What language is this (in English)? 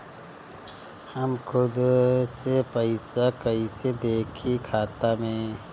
Bhojpuri